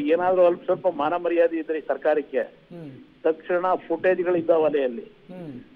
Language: Kannada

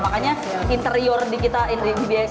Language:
Indonesian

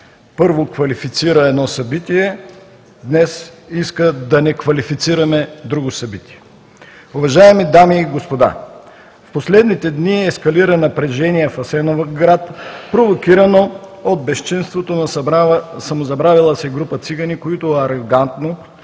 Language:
Bulgarian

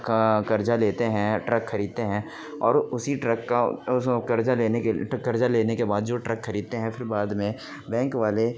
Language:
Urdu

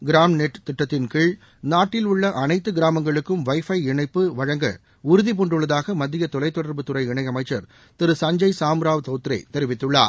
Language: Tamil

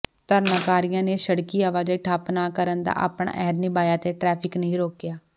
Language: Punjabi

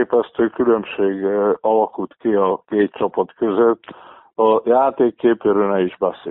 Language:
Hungarian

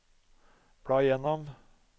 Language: Norwegian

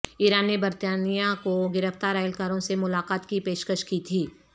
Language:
Urdu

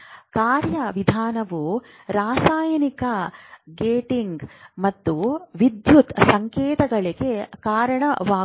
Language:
Kannada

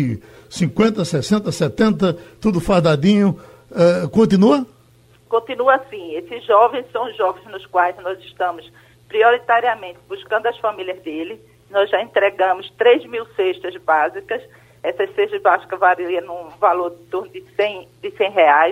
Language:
Portuguese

